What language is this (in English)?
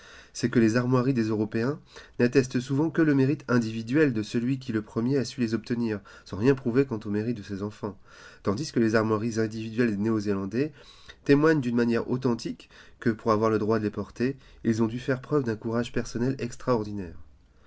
French